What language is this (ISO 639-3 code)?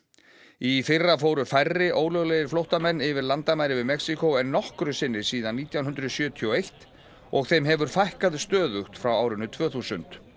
isl